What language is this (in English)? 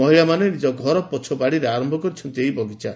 Odia